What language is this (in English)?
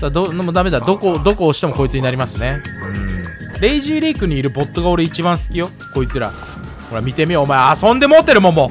Japanese